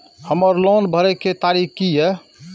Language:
Maithili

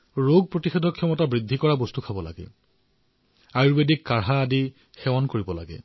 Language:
Assamese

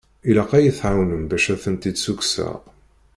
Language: Kabyle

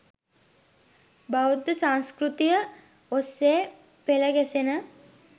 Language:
Sinhala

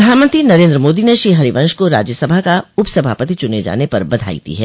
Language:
Hindi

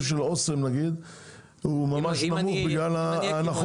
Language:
Hebrew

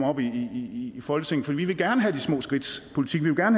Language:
Danish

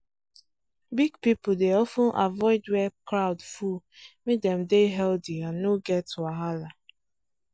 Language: Nigerian Pidgin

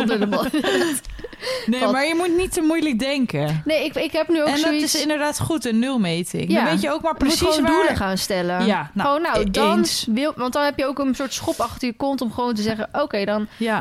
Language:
Dutch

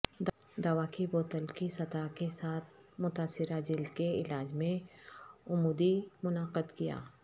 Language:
Urdu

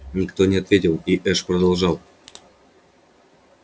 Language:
Russian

